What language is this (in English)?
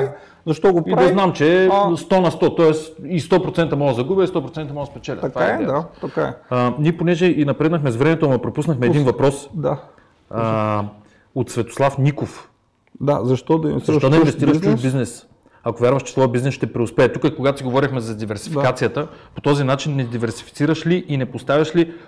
Bulgarian